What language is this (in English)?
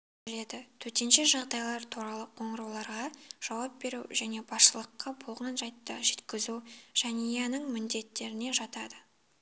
Kazakh